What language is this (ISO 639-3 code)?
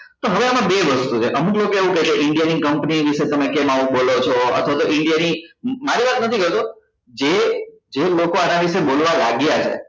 guj